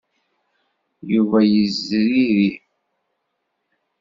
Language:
Kabyle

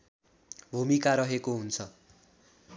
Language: Nepali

